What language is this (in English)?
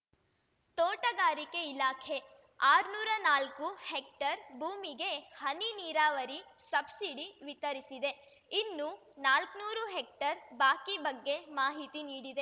Kannada